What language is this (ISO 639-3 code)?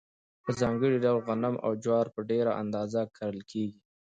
pus